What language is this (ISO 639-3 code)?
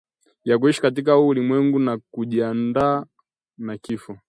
swa